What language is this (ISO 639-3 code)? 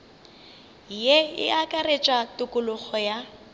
nso